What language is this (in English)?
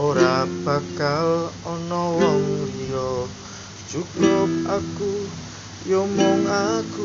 Javanese